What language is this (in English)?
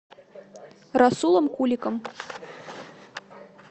Russian